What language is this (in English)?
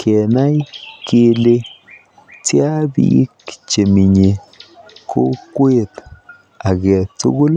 Kalenjin